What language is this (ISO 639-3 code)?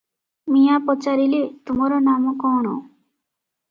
ori